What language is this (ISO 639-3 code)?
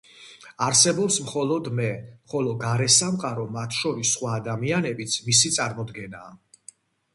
kat